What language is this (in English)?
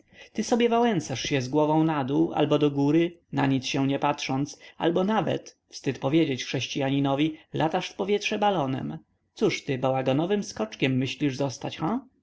Polish